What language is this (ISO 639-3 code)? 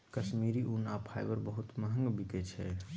mai